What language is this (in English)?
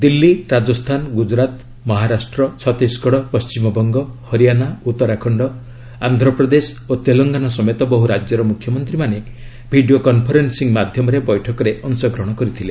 Odia